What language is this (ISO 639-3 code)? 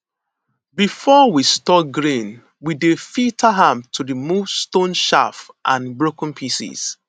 pcm